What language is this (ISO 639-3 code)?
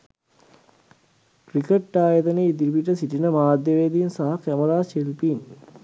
sin